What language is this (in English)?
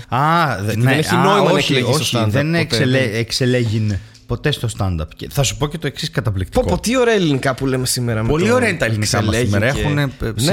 Greek